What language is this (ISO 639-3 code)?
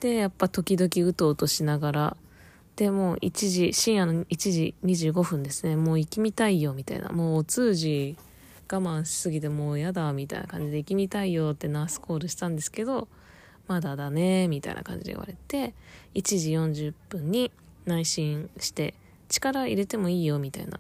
jpn